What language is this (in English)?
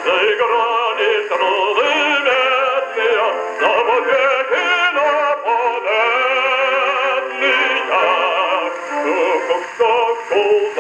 Ukrainian